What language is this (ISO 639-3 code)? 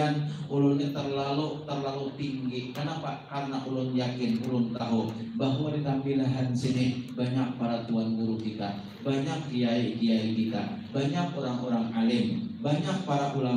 ind